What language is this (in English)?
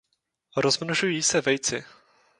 Czech